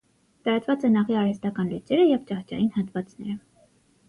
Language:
Armenian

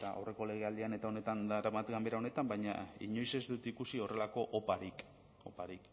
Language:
Basque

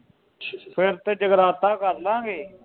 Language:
Punjabi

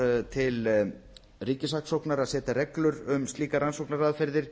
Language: Icelandic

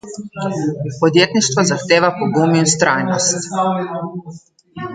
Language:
Slovenian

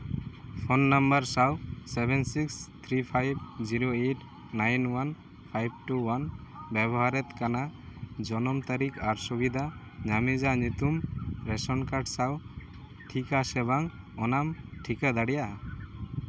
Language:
Santali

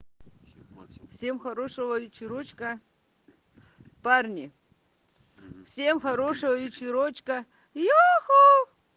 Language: Russian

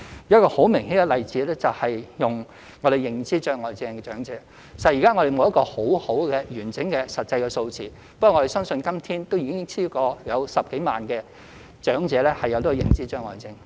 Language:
Cantonese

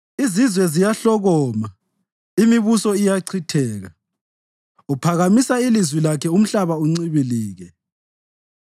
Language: North Ndebele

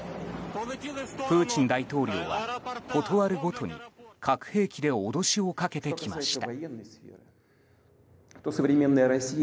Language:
Japanese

